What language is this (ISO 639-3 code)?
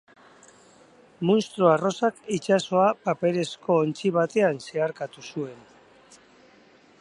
eus